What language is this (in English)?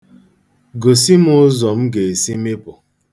Igbo